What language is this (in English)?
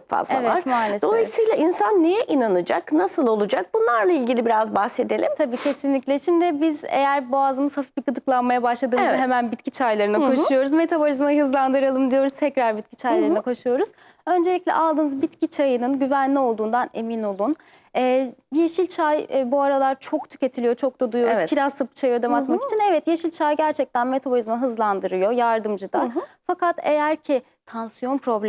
Turkish